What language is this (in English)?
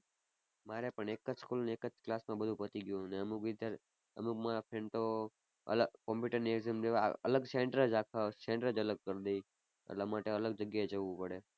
Gujarati